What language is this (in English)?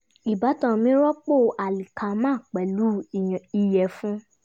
Yoruba